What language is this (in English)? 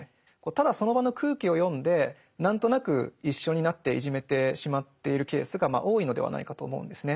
Japanese